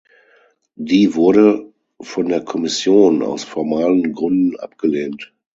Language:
German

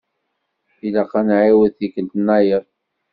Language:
Kabyle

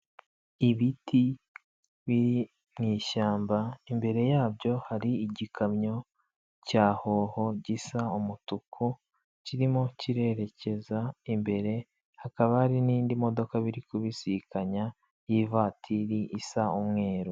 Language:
Kinyarwanda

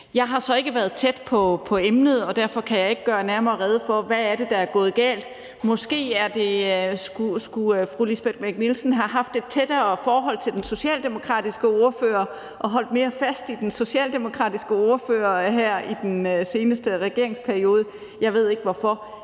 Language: Danish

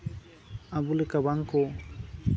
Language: Santali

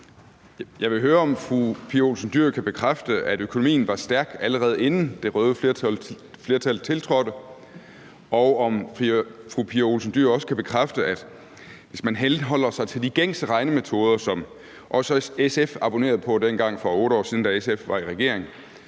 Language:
Danish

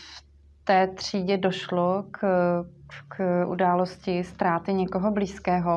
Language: Czech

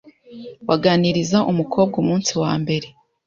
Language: Kinyarwanda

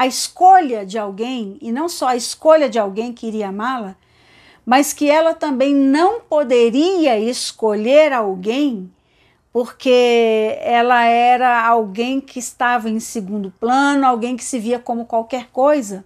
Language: Portuguese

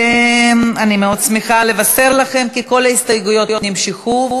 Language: Hebrew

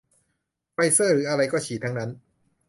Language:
Thai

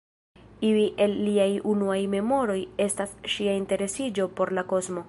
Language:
Esperanto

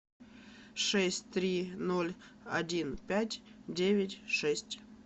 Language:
Russian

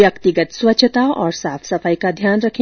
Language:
Hindi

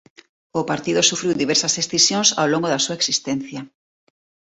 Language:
Galician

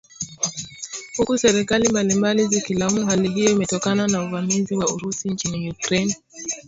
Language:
Swahili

